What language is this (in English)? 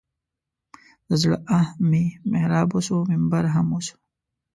Pashto